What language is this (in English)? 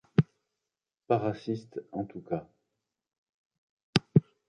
French